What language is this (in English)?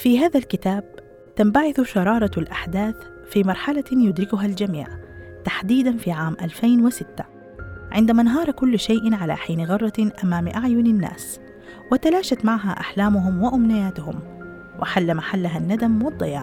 Arabic